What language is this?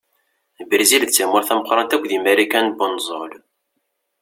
Kabyle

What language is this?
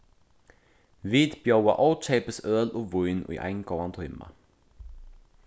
Faroese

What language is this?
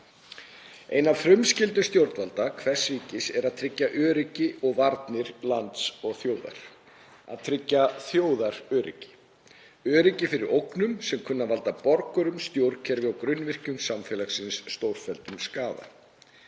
Icelandic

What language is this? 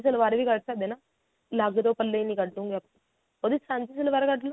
Punjabi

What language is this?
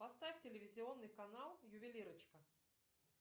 Russian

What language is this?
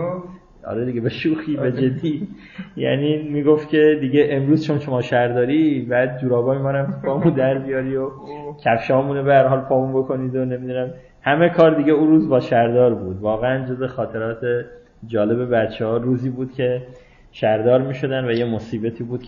Persian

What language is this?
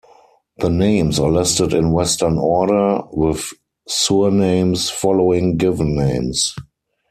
English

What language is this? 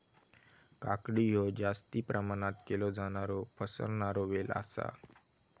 Marathi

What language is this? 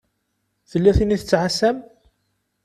Kabyle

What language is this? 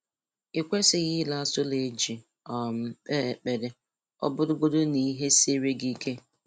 Igbo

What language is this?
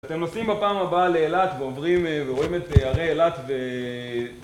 Hebrew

